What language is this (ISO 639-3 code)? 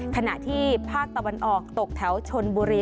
tha